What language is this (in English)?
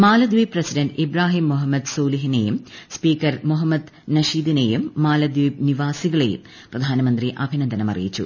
Malayalam